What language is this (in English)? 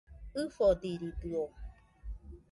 Nüpode Huitoto